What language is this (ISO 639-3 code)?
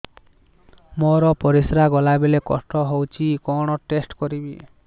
ori